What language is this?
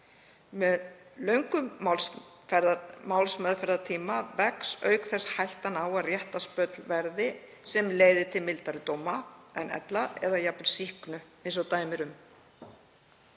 Icelandic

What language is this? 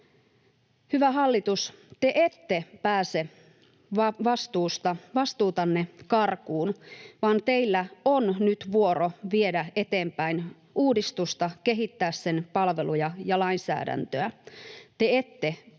Finnish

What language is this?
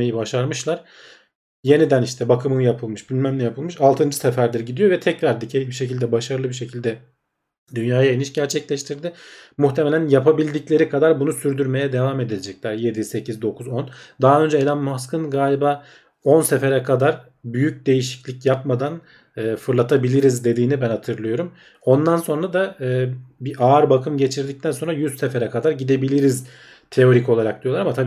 Turkish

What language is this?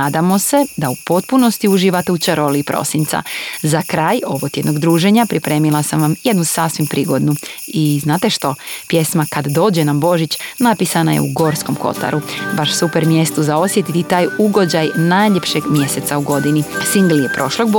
Croatian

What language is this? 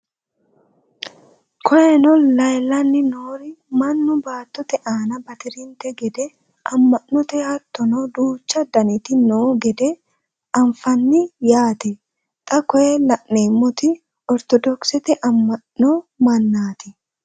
Sidamo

